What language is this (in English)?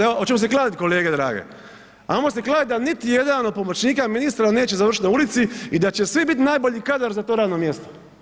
Croatian